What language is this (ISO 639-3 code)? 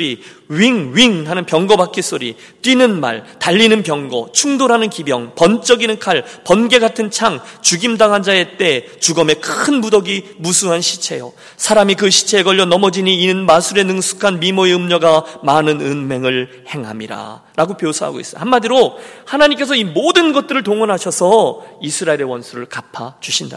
kor